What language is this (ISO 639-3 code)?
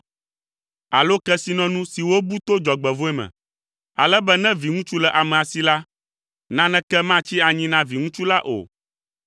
ewe